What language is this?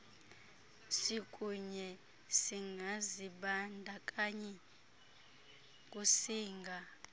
Xhosa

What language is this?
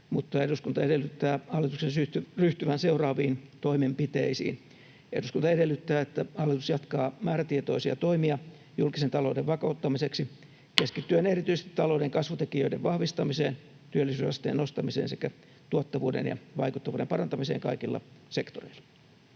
Finnish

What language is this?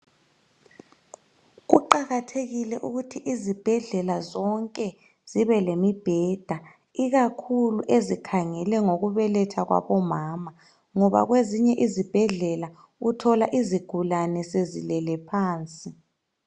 North Ndebele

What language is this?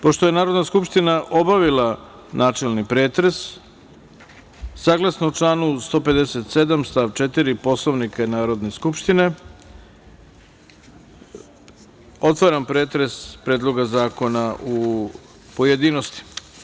Serbian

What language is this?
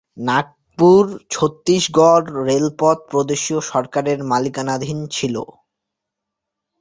Bangla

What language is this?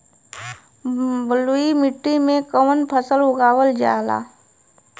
Bhojpuri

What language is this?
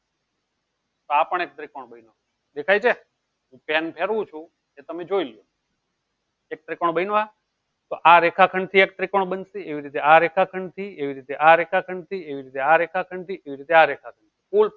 Gujarati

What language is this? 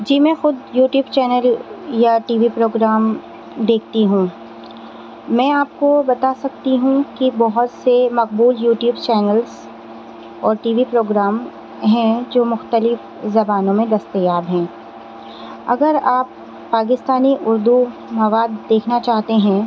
Urdu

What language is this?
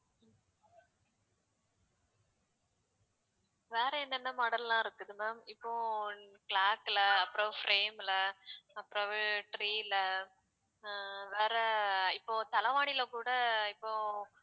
Tamil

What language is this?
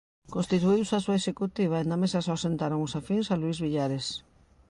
Galician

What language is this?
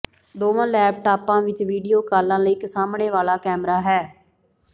Punjabi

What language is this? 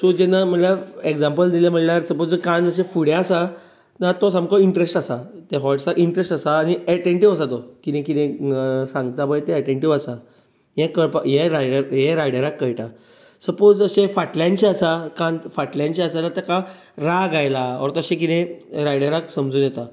Konkani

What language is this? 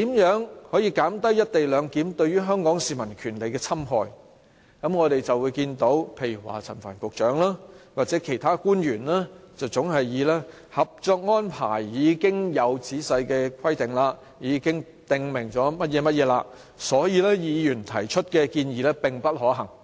Cantonese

